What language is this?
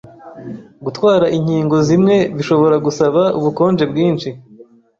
Kinyarwanda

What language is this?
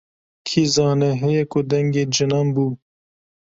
Kurdish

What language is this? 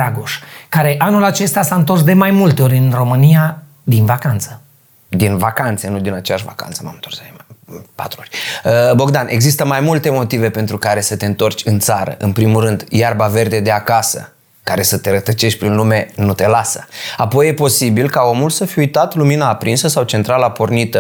Romanian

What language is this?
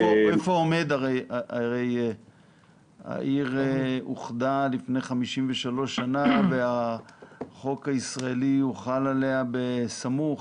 Hebrew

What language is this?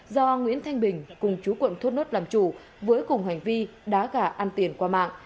Vietnamese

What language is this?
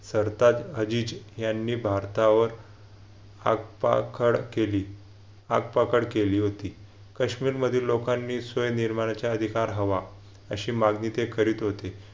Marathi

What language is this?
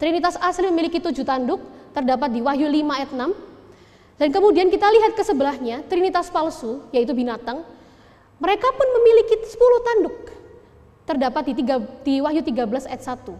Indonesian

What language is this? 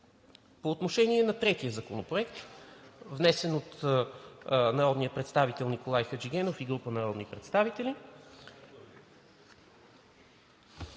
Bulgarian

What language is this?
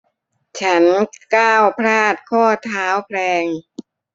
Thai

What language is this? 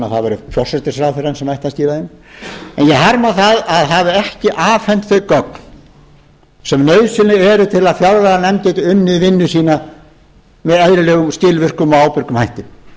Icelandic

